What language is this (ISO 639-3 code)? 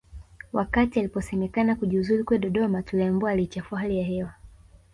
swa